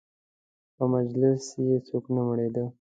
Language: Pashto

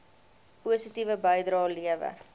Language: Afrikaans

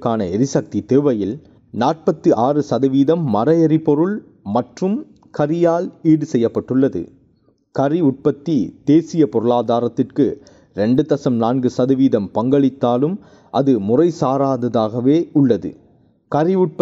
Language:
Tamil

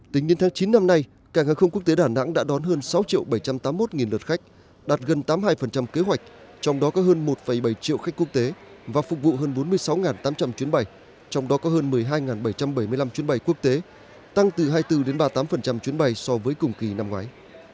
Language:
Vietnamese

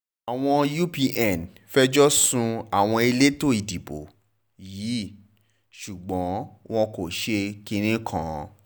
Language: Yoruba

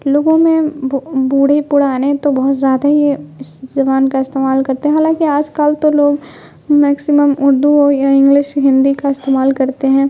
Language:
Urdu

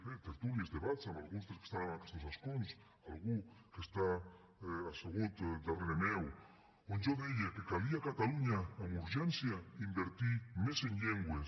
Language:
Catalan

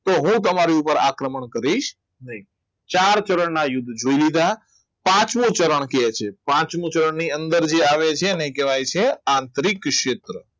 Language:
Gujarati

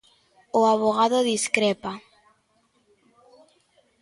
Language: Galician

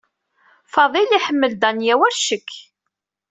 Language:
Kabyle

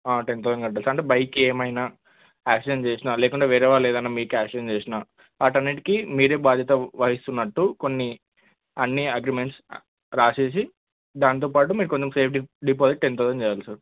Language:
Telugu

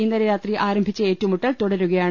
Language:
Malayalam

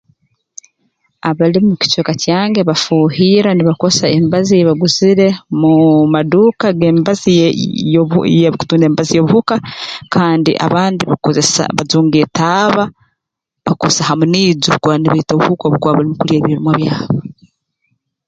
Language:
Tooro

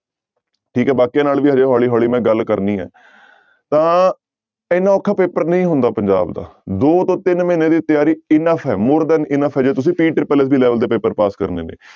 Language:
Punjabi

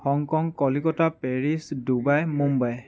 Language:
Assamese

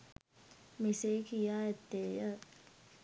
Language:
Sinhala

